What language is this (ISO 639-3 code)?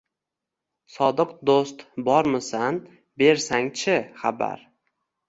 uzb